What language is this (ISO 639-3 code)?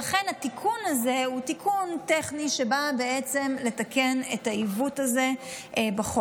heb